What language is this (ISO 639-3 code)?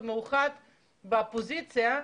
heb